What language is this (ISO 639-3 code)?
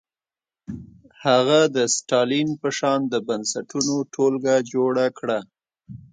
pus